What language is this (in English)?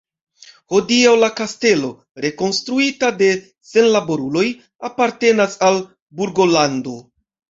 Esperanto